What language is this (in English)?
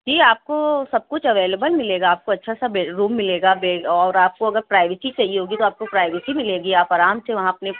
Urdu